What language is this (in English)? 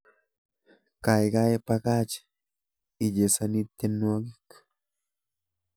Kalenjin